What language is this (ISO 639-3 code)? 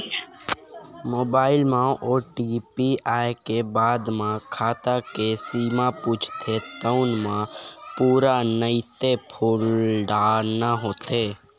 hne